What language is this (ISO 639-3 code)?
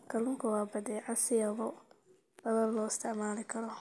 som